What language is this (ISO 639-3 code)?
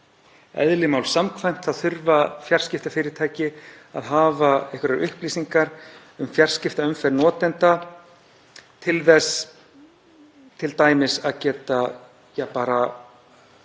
isl